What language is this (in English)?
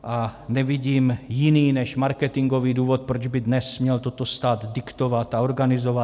Czech